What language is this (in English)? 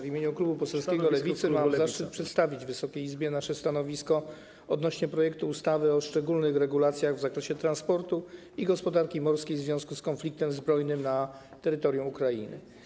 Polish